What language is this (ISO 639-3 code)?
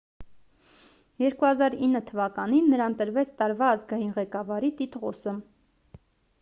hye